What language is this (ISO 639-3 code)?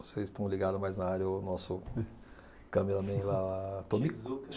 por